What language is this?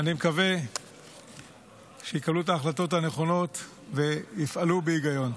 Hebrew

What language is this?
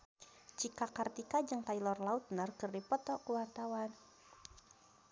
Sundanese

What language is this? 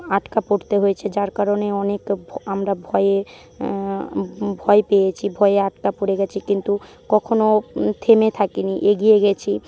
Bangla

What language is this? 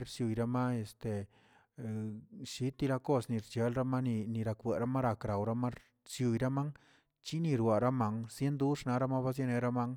Tilquiapan Zapotec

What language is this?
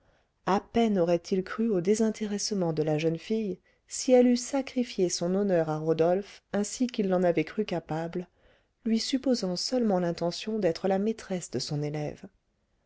French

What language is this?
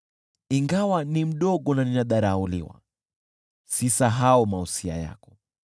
Swahili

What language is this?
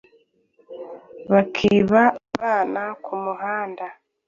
Kinyarwanda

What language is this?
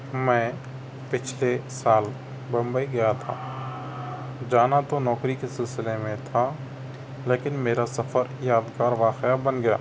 Urdu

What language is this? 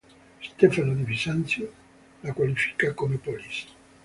Italian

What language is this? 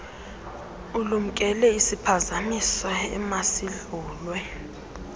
Xhosa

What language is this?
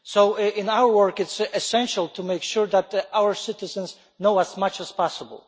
English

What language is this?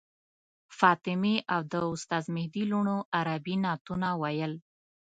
Pashto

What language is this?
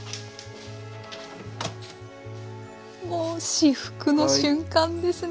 Japanese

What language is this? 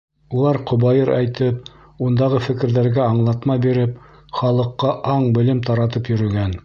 Bashkir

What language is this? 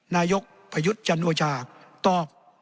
Thai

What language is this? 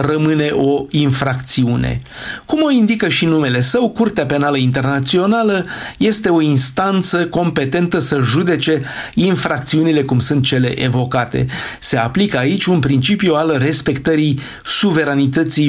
Romanian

